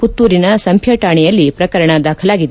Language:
Kannada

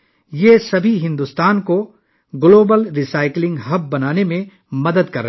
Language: Urdu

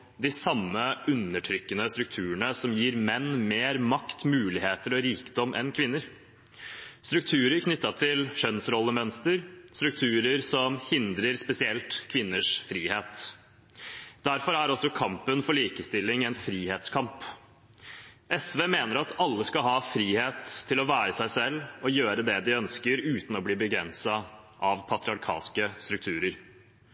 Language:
Norwegian Bokmål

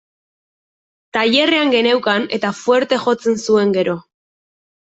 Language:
Basque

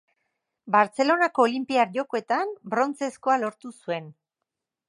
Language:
Basque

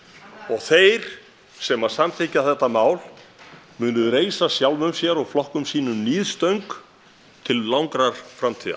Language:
Icelandic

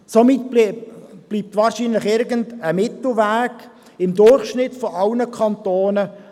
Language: Swiss German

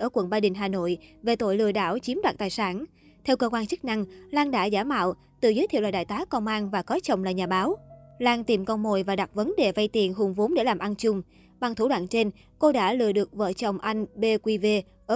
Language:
Vietnamese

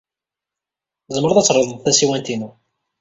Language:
Kabyle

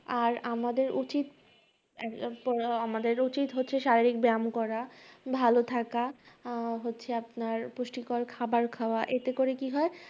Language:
Bangla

